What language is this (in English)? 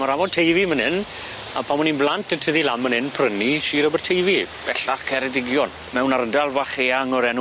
Welsh